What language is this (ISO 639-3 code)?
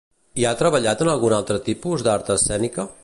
cat